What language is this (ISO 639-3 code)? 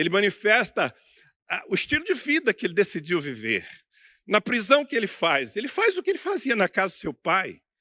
por